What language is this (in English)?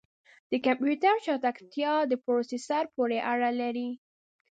Pashto